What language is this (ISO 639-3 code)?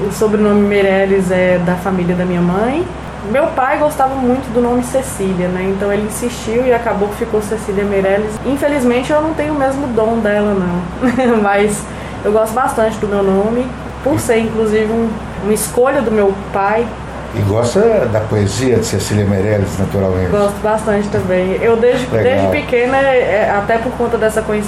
por